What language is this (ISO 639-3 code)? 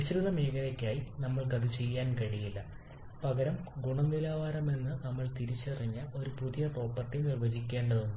mal